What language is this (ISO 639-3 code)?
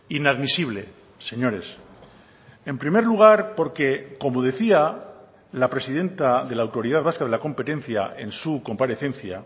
spa